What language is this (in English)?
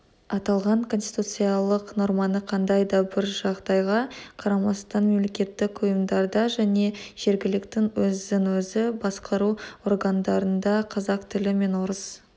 Kazakh